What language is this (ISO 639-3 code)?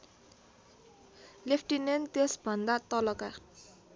nep